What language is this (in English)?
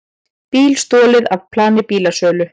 Icelandic